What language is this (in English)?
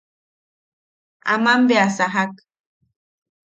Yaqui